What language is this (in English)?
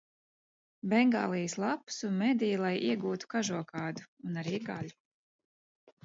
Latvian